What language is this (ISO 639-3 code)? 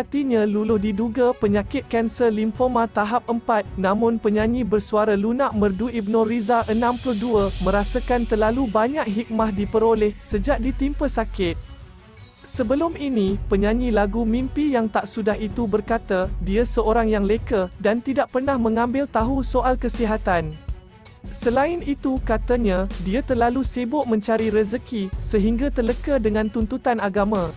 msa